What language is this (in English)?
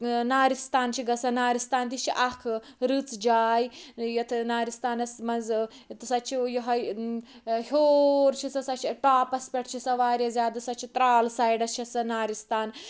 Kashmiri